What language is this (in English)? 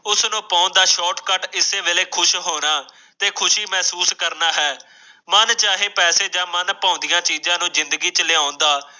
Punjabi